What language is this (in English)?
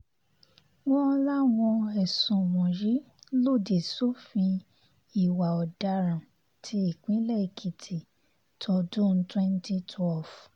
Yoruba